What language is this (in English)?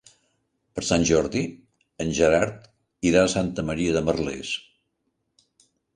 Catalan